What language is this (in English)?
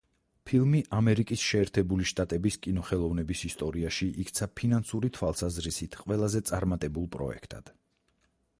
Georgian